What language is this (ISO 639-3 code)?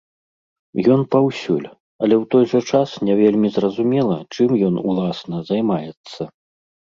bel